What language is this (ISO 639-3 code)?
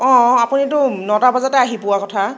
asm